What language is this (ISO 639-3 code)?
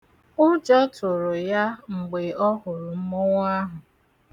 ibo